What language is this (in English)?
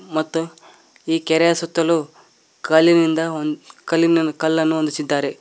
Kannada